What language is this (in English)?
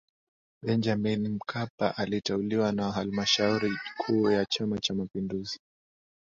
Swahili